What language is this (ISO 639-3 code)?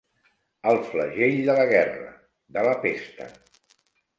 cat